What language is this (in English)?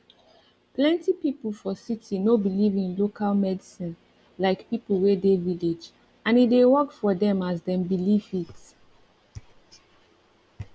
Nigerian Pidgin